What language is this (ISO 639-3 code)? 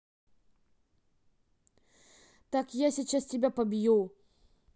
rus